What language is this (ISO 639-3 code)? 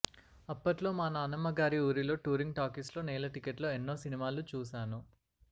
tel